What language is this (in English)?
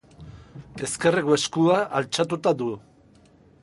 Basque